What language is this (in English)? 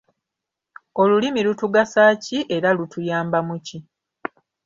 Ganda